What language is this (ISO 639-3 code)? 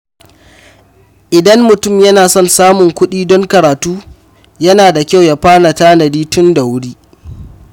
hau